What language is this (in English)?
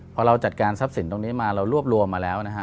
Thai